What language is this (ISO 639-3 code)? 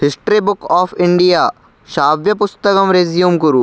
san